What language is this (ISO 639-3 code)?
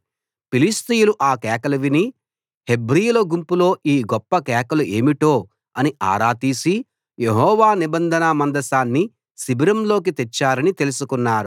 tel